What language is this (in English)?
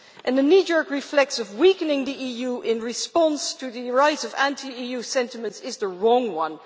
English